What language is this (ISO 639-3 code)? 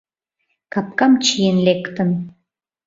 chm